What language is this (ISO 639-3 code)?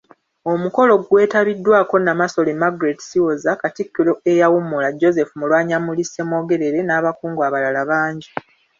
lug